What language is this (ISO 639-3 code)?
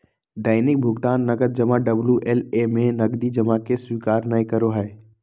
mag